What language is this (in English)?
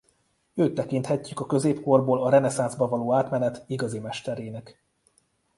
Hungarian